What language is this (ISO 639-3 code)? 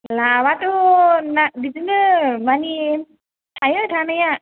brx